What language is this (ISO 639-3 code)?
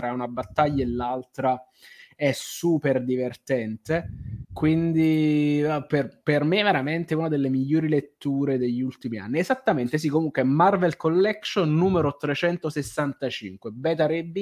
ita